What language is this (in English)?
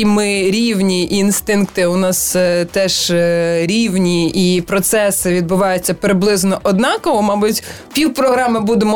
Ukrainian